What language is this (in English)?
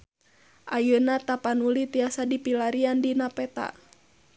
Sundanese